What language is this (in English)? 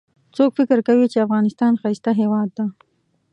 Pashto